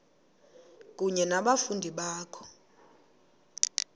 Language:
Xhosa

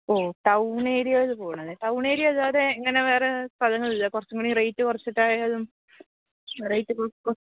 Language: Malayalam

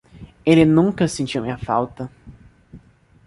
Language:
Portuguese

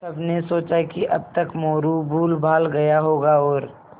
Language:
Hindi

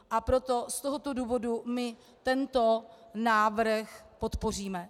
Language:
Czech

